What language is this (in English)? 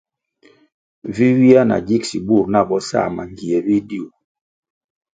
Kwasio